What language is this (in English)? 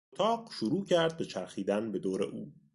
Persian